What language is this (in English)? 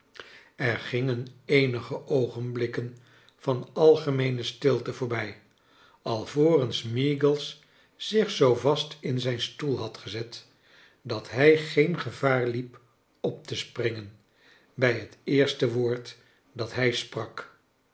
Dutch